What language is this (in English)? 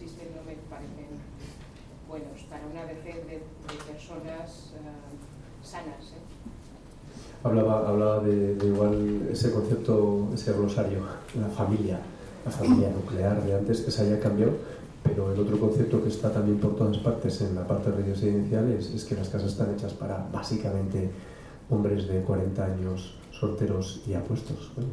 Spanish